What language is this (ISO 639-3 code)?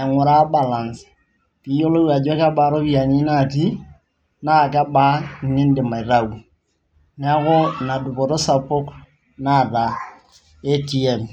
mas